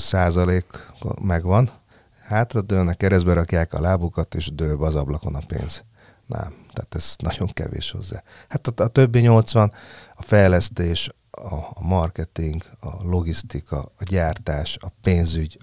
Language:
Hungarian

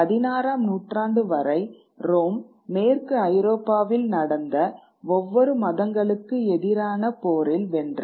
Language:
Tamil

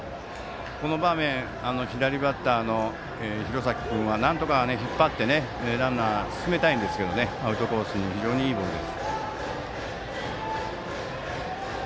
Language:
Japanese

